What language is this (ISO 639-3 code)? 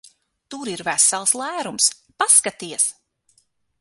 lav